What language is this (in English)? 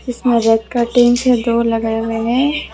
Hindi